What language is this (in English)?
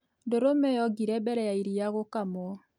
Kikuyu